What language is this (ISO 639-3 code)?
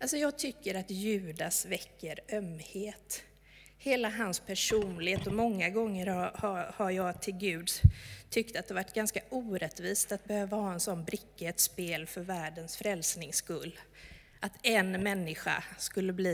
swe